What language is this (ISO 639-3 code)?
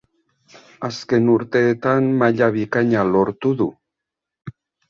eus